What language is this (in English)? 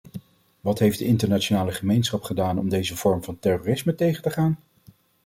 Dutch